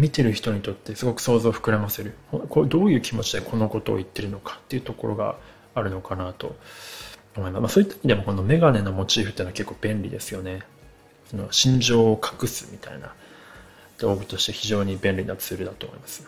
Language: Japanese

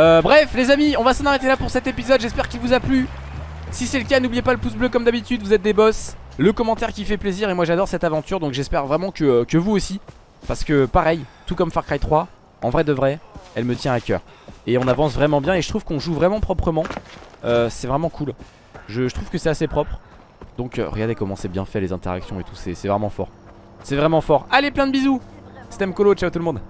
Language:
French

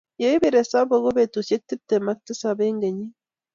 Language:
Kalenjin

